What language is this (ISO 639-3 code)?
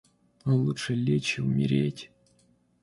rus